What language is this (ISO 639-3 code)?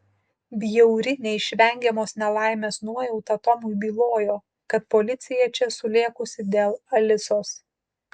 lit